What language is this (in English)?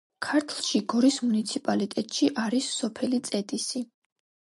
Georgian